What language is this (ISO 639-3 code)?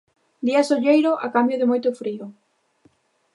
glg